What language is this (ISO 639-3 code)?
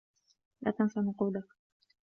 ara